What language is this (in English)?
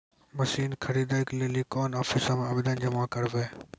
Maithili